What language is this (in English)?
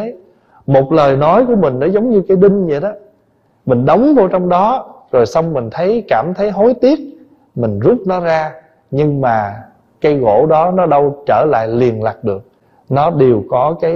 Vietnamese